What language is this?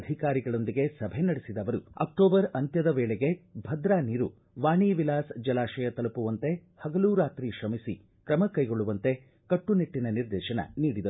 Kannada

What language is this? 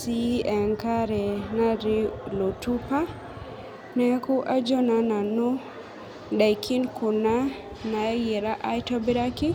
Masai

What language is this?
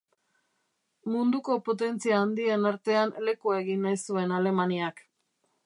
Basque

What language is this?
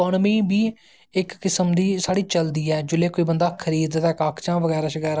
Dogri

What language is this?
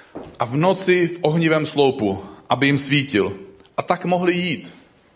Czech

